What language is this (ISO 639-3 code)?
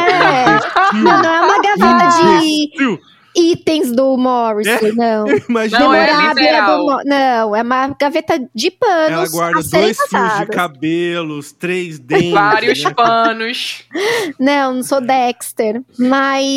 por